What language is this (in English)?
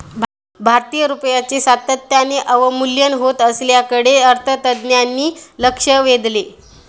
Marathi